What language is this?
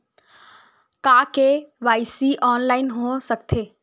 Chhattisgarhi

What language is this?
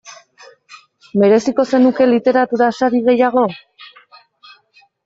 Basque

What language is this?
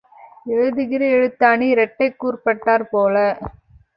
Tamil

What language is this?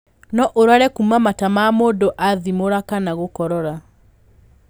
Kikuyu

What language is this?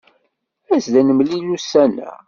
Kabyle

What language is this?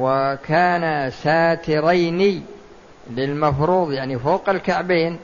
Arabic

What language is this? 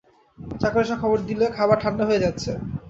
Bangla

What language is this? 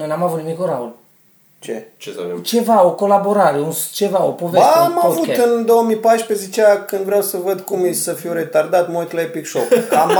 Romanian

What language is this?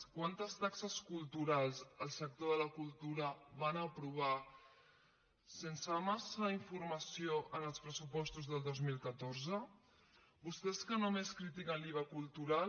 Catalan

